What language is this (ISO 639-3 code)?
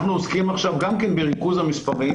heb